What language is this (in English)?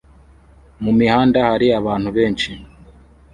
Kinyarwanda